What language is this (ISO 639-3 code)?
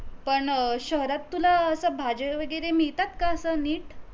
mar